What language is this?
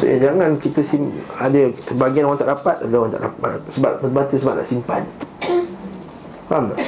Malay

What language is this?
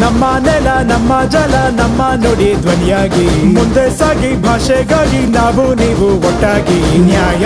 Kannada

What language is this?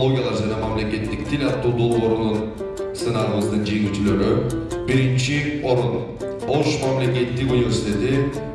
Turkish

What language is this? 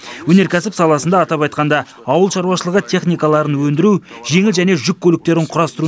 Kazakh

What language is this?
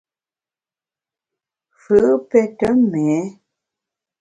Bamun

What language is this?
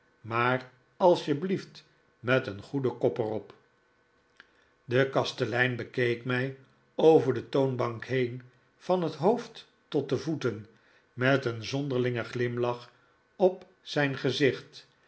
Dutch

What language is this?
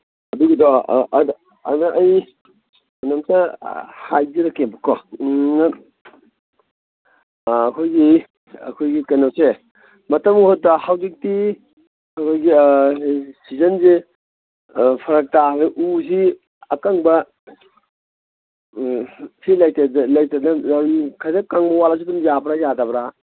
Manipuri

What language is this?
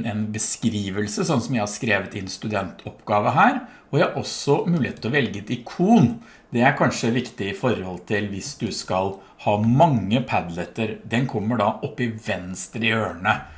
Norwegian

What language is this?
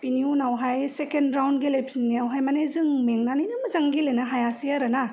Bodo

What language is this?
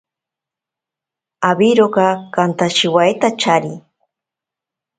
Ashéninka Perené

